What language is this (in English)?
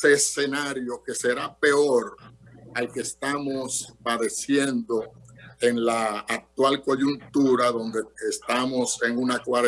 Spanish